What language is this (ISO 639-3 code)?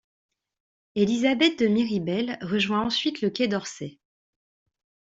fra